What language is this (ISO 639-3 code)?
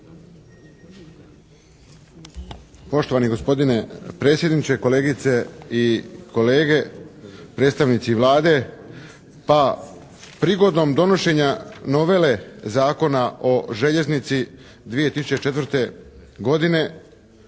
hrv